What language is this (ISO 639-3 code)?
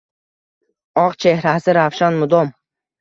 uzb